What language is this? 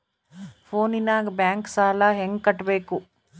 Kannada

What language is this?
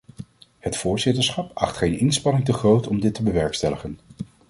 Dutch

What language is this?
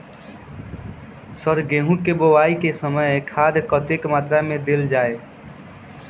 Maithili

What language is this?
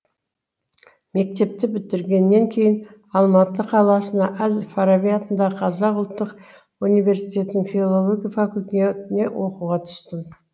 Kazakh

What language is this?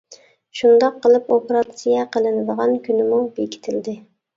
Uyghur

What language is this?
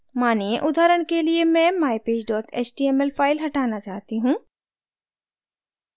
Hindi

